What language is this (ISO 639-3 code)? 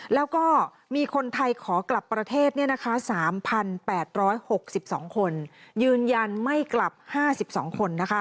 tha